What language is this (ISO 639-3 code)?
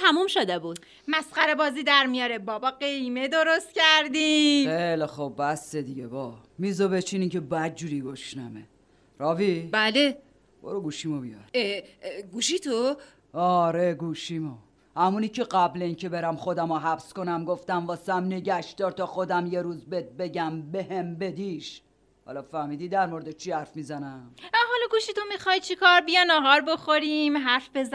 fas